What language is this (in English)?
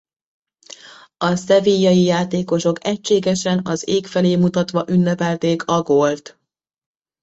Hungarian